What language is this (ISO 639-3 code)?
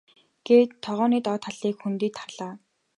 mon